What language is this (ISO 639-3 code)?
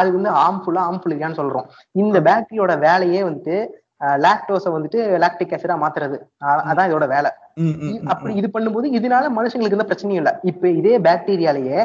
tam